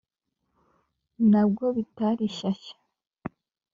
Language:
Kinyarwanda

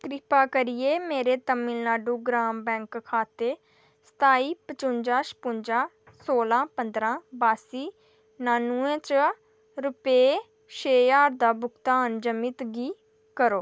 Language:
Dogri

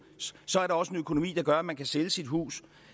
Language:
Danish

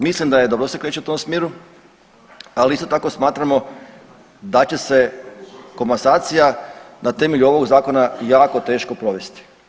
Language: Croatian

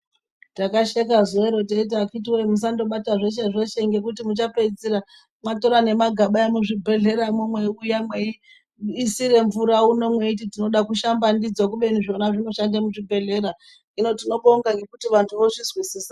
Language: Ndau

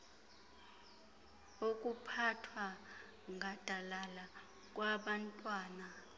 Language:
Xhosa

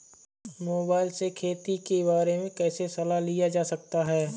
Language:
Hindi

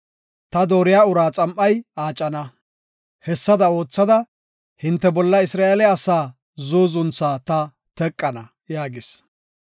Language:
Gofa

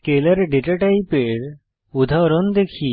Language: Bangla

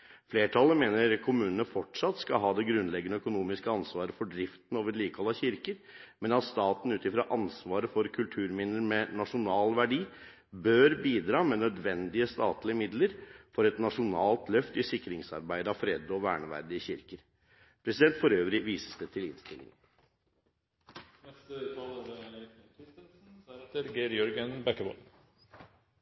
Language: Norwegian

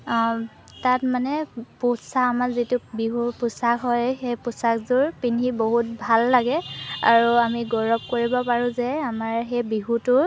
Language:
Assamese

